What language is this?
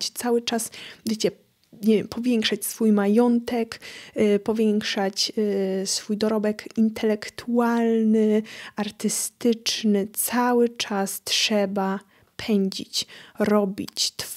Polish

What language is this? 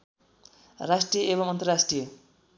Nepali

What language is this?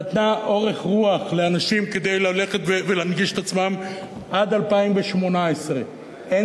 Hebrew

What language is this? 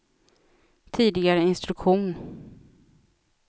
Swedish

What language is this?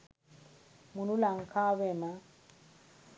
Sinhala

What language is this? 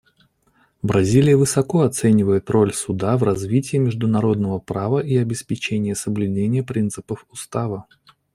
Russian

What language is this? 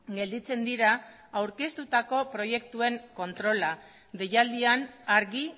Basque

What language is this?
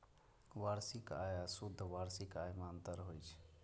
Maithili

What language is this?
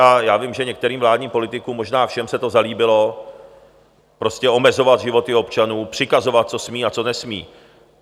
Czech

